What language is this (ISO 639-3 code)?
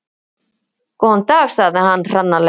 isl